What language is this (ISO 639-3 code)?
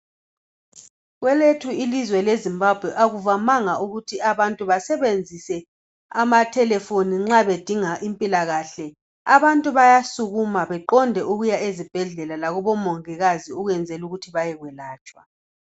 nde